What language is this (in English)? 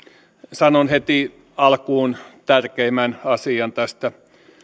Finnish